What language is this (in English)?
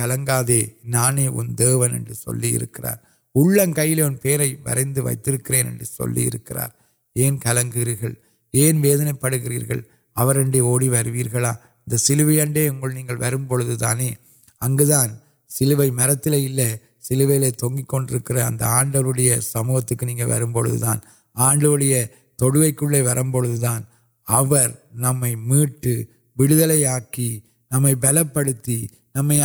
Urdu